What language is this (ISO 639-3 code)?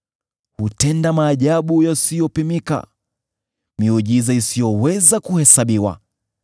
swa